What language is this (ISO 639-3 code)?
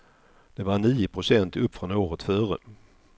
swe